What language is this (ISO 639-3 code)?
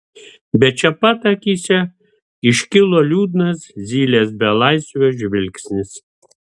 lit